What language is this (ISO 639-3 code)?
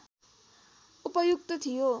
nep